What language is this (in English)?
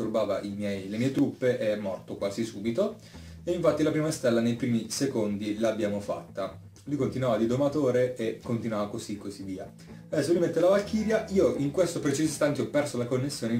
Italian